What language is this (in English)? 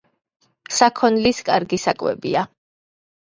Georgian